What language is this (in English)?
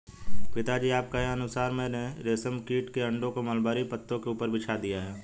Hindi